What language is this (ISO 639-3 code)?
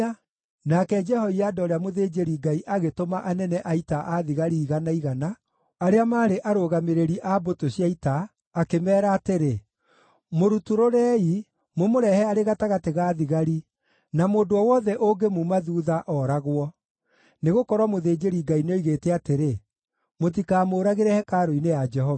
kik